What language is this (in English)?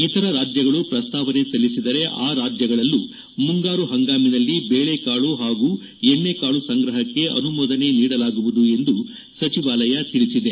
Kannada